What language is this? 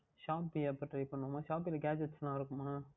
Tamil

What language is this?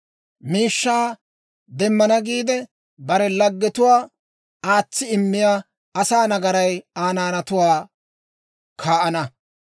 Dawro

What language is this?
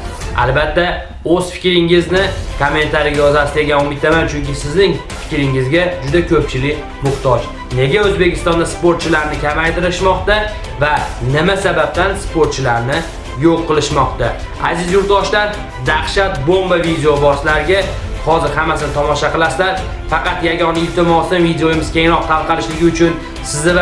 Uzbek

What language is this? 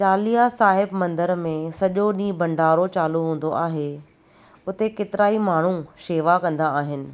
Sindhi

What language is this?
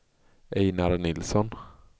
Swedish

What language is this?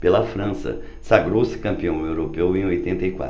Portuguese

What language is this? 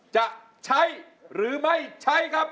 Thai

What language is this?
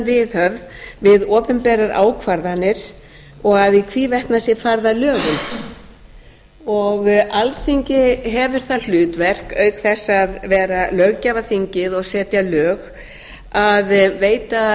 Icelandic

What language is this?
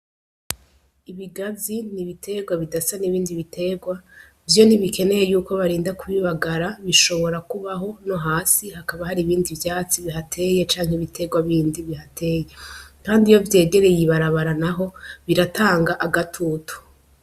Rundi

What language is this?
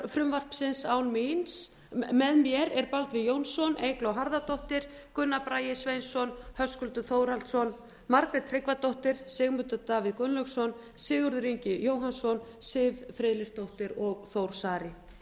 Icelandic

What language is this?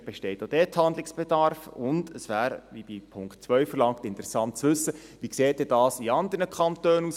Swiss German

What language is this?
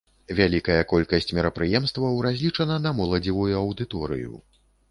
Belarusian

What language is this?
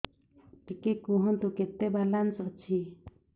Odia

